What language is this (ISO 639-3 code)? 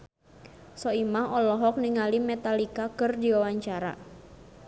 sun